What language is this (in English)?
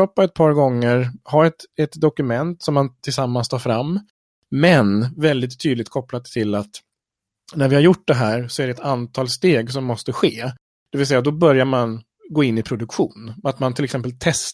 Swedish